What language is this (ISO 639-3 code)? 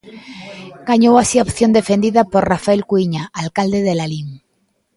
glg